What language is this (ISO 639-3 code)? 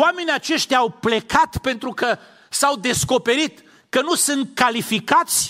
ron